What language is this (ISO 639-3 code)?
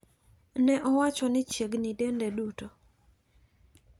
luo